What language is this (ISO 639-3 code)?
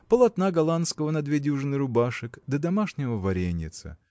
rus